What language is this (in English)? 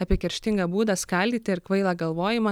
Lithuanian